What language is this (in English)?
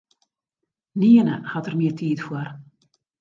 Western Frisian